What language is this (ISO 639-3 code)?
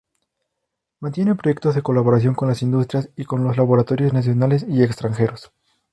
spa